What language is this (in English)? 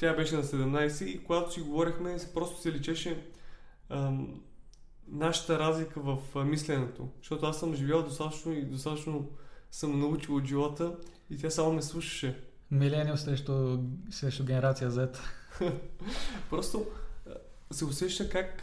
Bulgarian